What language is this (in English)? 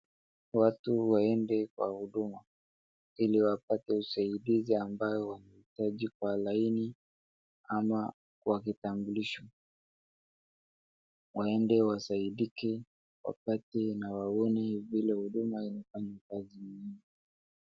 Swahili